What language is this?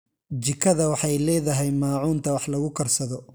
Somali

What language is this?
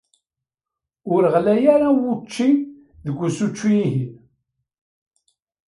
Kabyle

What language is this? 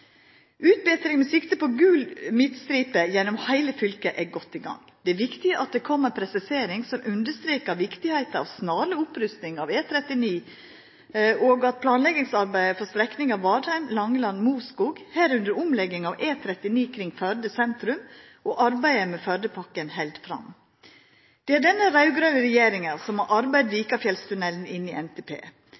Norwegian Nynorsk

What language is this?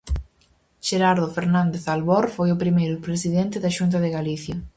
Galician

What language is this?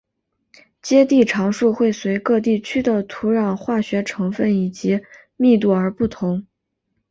Chinese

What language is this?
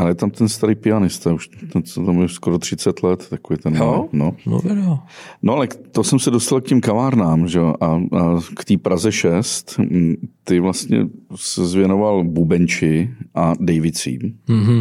Czech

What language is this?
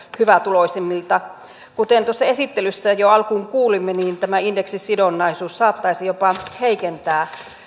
Finnish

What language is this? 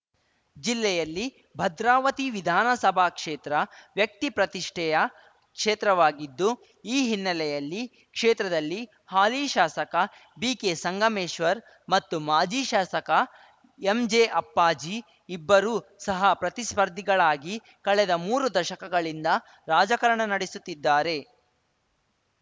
Kannada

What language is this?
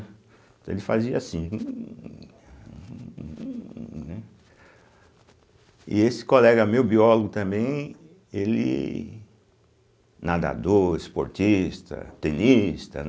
Portuguese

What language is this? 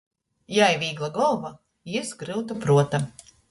Latgalian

